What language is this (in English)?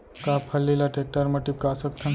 Chhattisgarhi